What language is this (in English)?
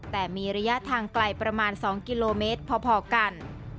Thai